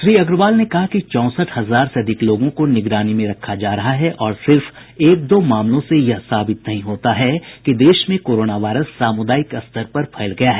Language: Hindi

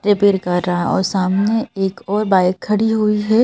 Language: Hindi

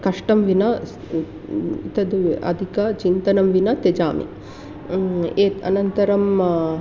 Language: Sanskrit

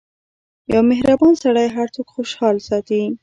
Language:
Pashto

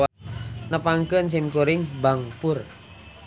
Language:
Sundanese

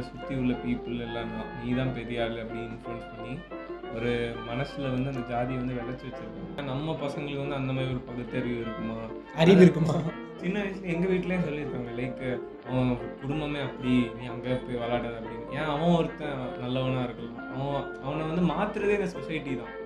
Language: Tamil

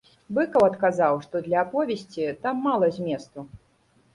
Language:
Belarusian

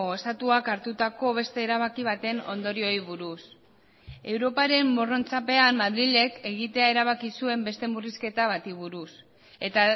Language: Basque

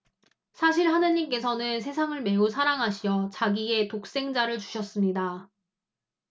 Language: Korean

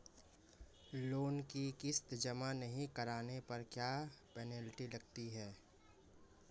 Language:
Hindi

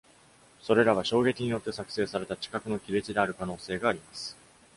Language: Japanese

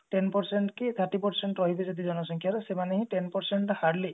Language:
Odia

